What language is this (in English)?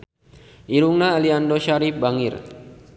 Sundanese